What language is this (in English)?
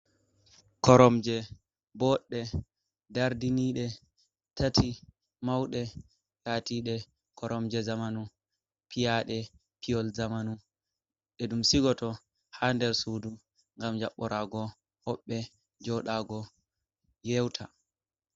Fula